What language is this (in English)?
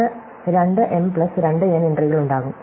Malayalam